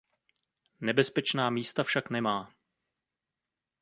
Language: Czech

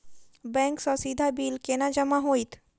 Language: Maithili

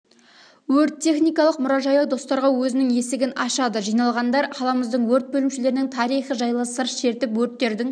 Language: Kazakh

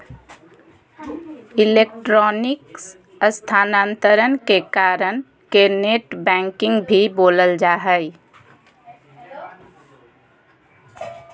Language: Magahi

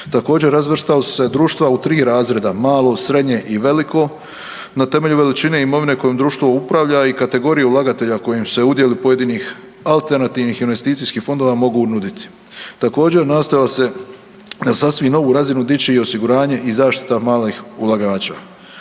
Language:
Croatian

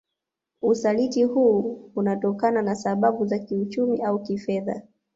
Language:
Swahili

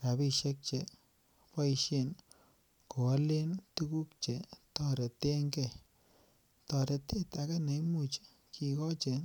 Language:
Kalenjin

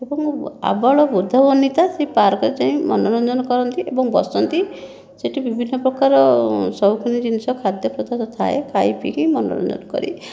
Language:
Odia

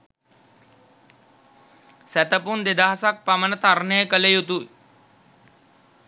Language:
Sinhala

